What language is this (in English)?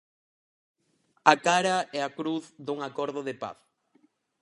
Galician